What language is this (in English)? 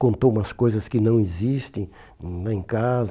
Portuguese